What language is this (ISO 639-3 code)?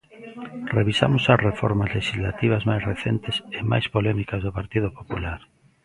glg